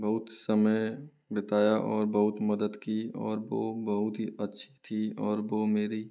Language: Hindi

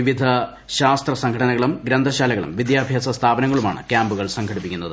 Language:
Malayalam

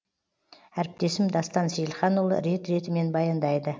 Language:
Kazakh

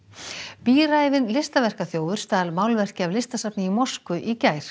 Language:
Icelandic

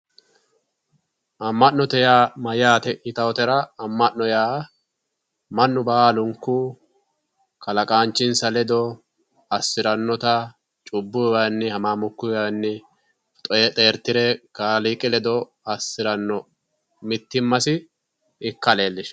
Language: Sidamo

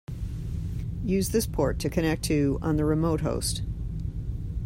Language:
English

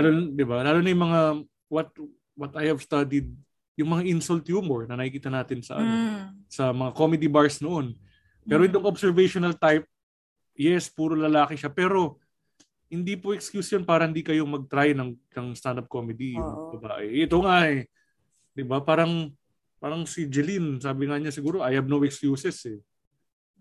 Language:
Filipino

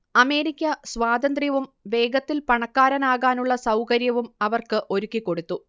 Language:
Malayalam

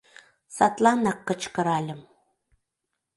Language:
Mari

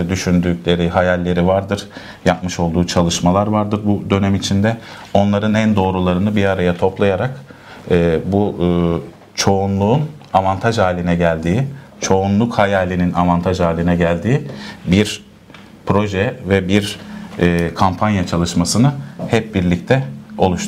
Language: Turkish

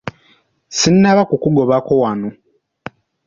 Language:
Ganda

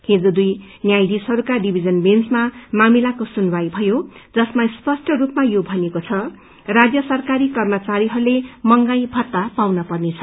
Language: Nepali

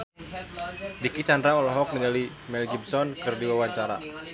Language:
Sundanese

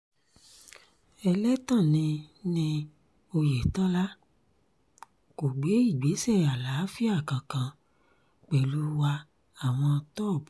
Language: Yoruba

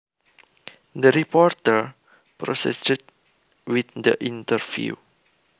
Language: Javanese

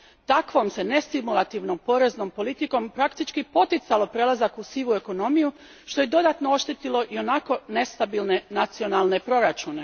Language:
Croatian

